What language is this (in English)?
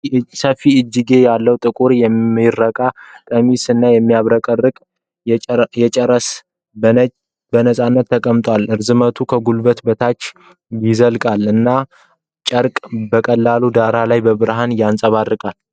Amharic